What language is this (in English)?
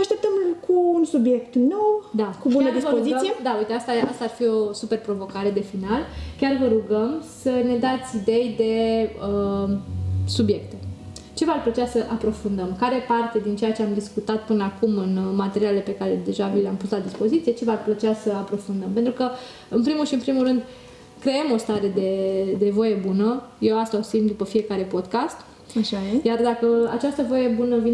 Romanian